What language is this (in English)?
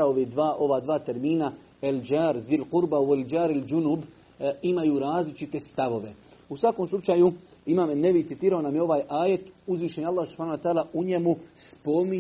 Croatian